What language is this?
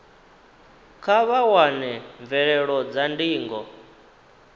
Venda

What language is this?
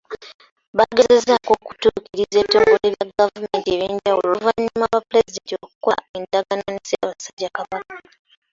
Ganda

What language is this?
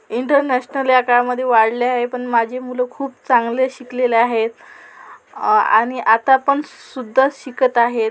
Marathi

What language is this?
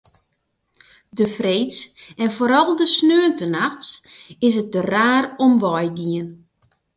Western Frisian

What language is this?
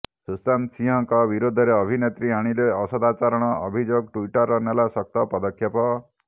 Odia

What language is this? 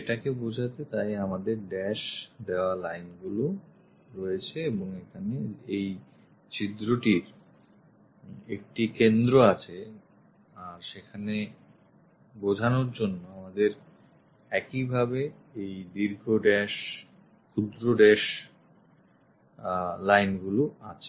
Bangla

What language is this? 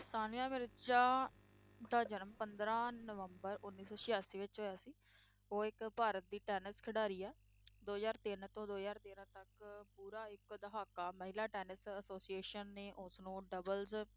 Punjabi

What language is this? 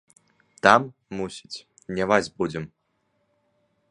Belarusian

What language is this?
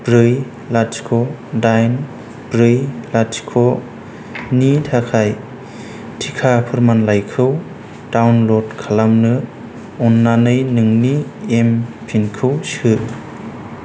Bodo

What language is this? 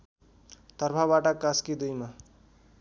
Nepali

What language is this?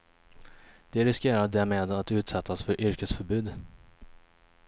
Swedish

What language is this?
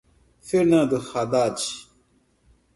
Portuguese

